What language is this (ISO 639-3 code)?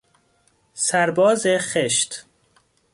fas